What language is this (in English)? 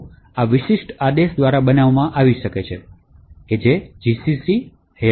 Gujarati